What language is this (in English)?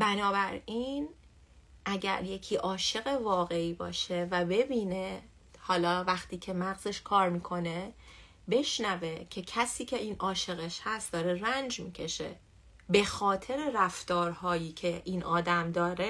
Persian